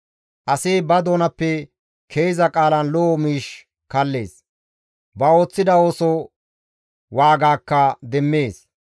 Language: Gamo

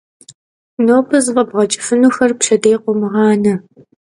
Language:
Kabardian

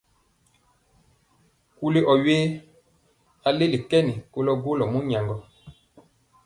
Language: Mpiemo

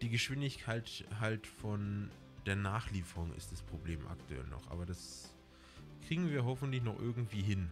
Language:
German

